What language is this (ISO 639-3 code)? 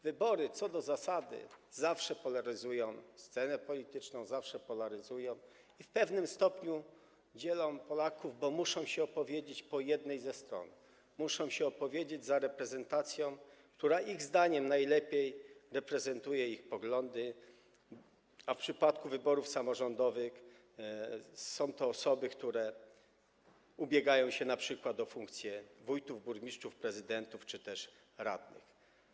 pol